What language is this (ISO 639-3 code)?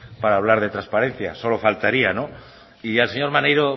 spa